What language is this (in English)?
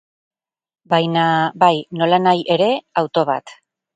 Basque